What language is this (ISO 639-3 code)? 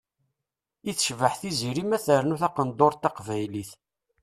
kab